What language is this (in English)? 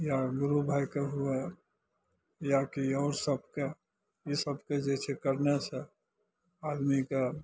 Maithili